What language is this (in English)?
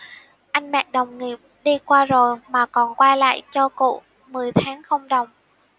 Vietnamese